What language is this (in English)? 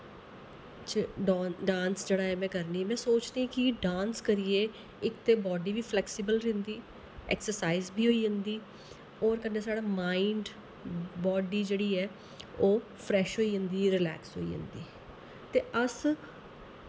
Dogri